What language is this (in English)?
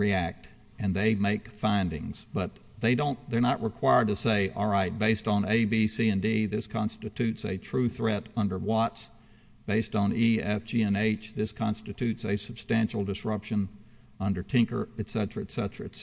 English